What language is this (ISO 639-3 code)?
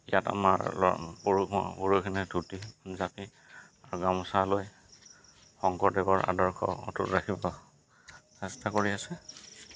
asm